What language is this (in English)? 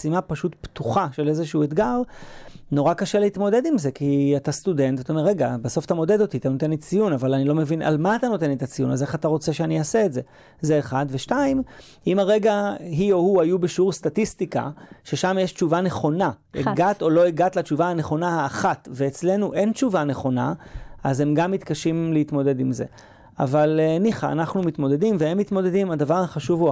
Hebrew